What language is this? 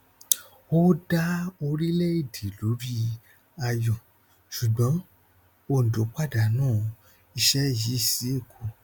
Yoruba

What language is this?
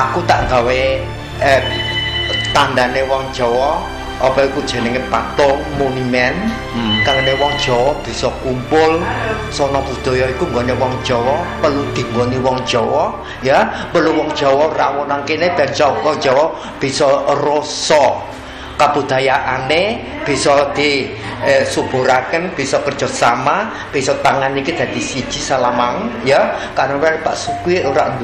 Indonesian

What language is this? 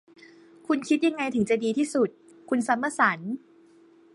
Thai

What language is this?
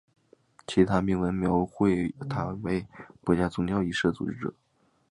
Chinese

